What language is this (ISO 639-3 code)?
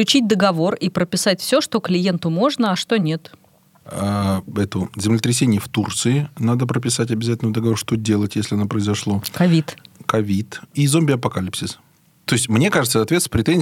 rus